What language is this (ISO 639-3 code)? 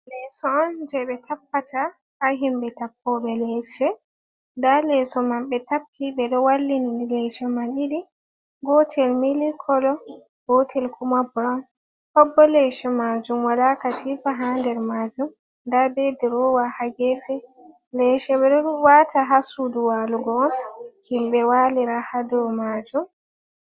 ful